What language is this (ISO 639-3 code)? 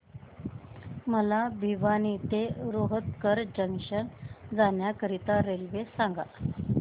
mar